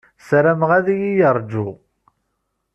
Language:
Kabyle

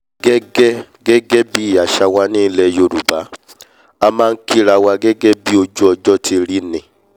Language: Yoruba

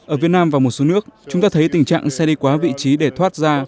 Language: Vietnamese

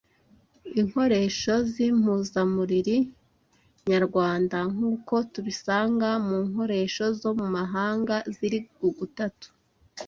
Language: Kinyarwanda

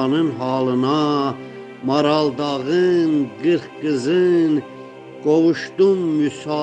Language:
Turkish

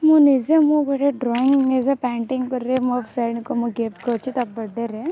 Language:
Odia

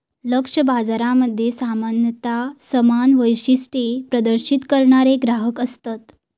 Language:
Marathi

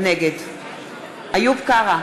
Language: Hebrew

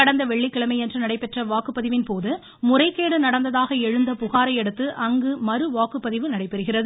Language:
Tamil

